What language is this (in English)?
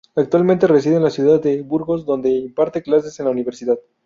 Spanish